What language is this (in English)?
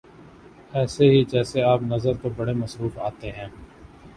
Urdu